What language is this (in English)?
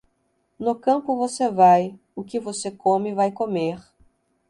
Portuguese